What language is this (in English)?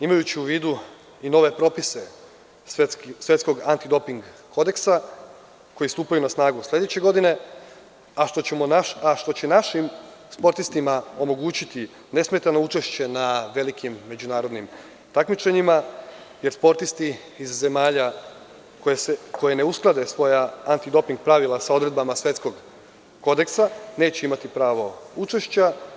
Serbian